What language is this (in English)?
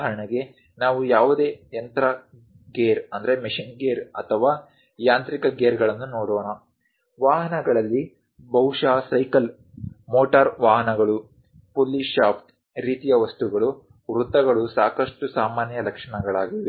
Kannada